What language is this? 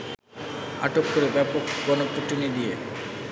Bangla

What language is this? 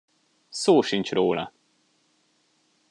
Hungarian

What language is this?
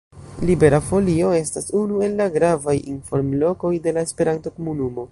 Esperanto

